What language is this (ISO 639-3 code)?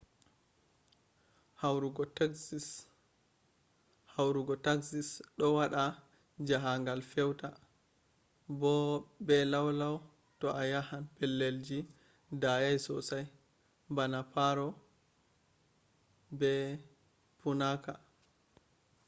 ful